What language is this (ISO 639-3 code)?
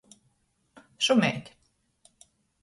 ltg